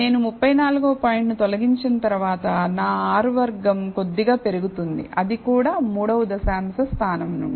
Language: Telugu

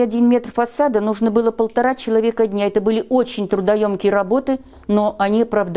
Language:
Russian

